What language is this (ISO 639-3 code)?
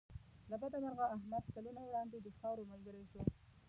pus